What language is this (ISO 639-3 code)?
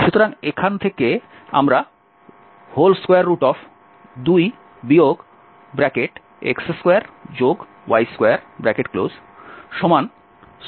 ben